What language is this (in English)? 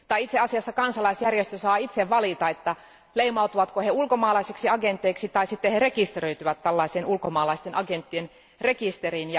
Finnish